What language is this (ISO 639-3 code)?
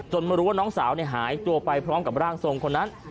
tha